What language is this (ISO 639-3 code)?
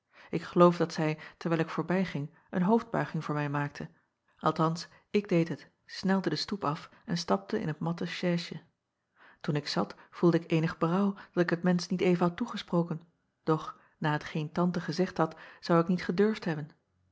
nld